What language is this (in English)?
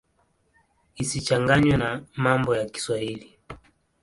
Swahili